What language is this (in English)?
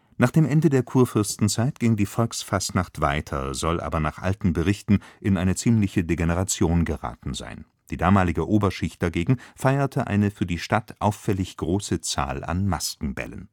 German